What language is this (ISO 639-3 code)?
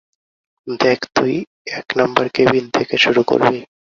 ben